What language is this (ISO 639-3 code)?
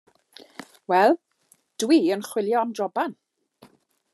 cym